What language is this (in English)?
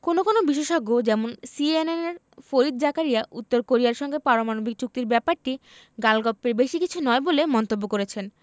Bangla